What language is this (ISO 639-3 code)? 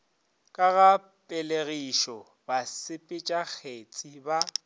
nso